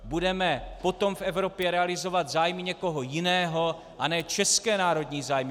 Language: Czech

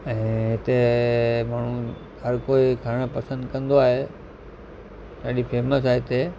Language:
Sindhi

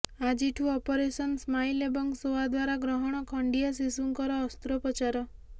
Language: Odia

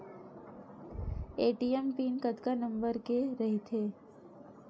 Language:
Chhattisgarhi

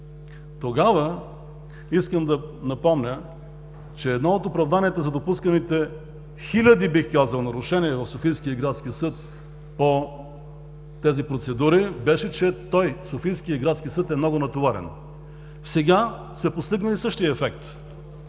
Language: Bulgarian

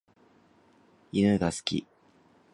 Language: Japanese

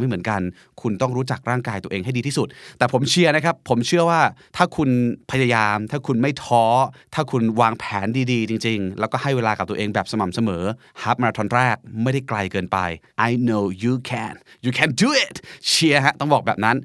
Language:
Thai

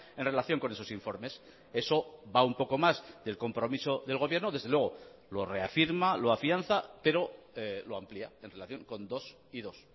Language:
Spanish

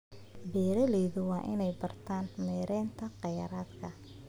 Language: Somali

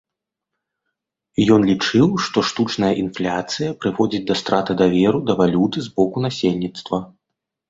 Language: Belarusian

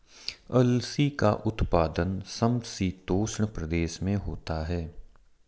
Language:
Hindi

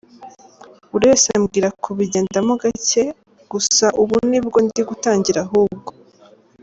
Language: Kinyarwanda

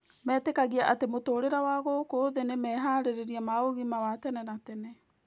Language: Kikuyu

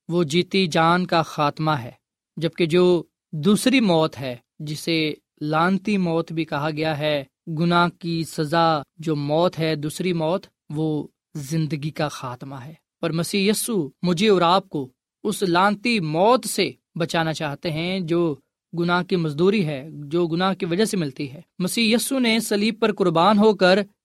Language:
Urdu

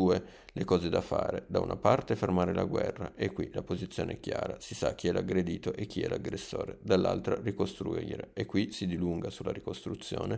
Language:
Italian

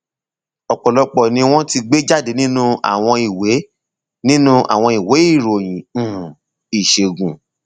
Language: Yoruba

